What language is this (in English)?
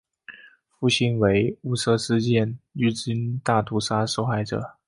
Chinese